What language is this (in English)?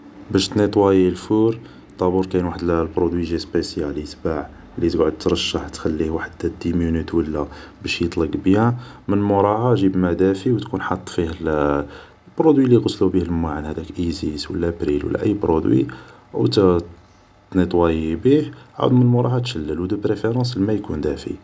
Algerian Arabic